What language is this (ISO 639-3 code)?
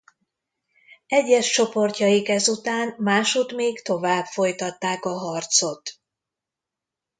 hun